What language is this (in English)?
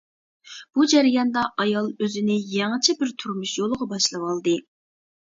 Uyghur